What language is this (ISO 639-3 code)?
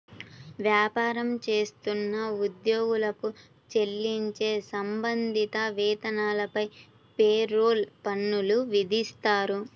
tel